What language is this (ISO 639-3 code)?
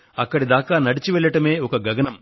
tel